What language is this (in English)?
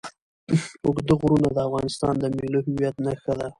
Pashto